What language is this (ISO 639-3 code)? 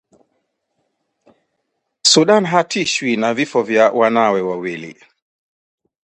swa